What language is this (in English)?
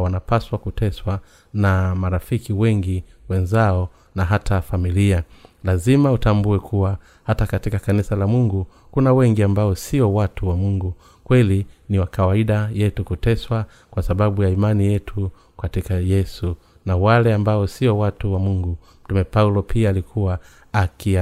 Swahili